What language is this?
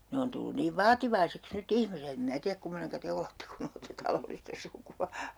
Finnish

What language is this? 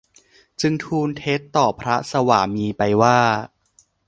Thai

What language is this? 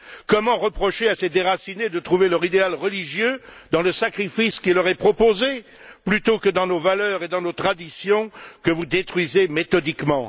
French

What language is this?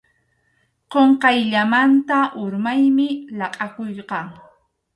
Arequipa-La Unión Quechua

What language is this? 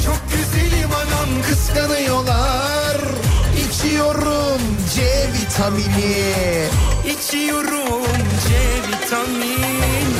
Turkish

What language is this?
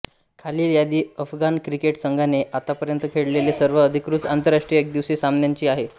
Marathi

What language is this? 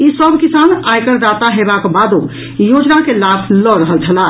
Maithili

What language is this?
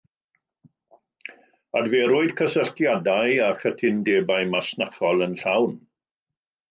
Welsh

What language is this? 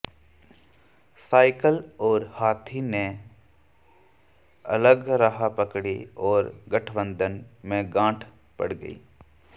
Hindi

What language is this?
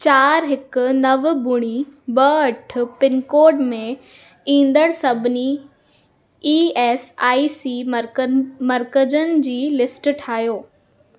Sindhi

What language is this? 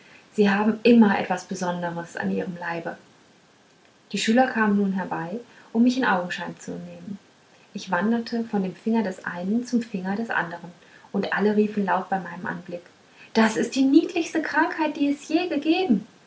German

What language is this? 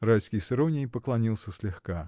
Russian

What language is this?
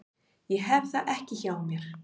Icelandic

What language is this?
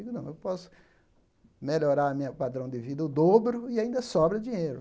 Portuguese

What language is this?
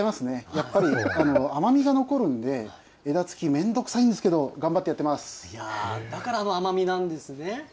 Japanese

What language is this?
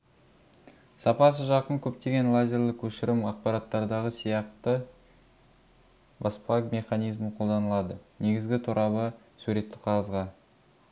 Kazakh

